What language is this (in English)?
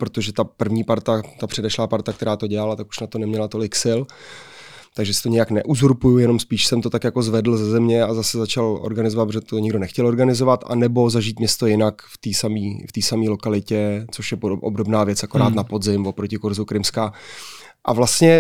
Czech